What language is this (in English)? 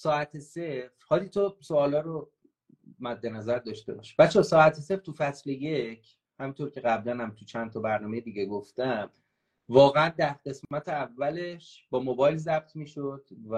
Persian